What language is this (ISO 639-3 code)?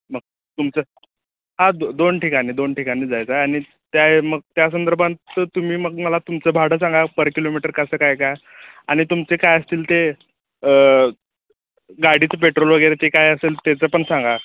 mar